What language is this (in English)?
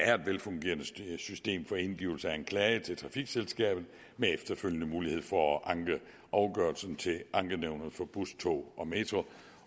Danish